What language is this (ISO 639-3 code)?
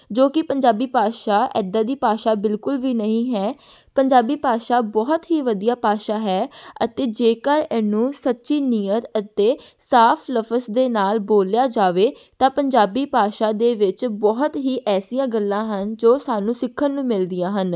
pan